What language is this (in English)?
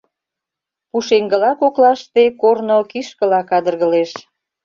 Mari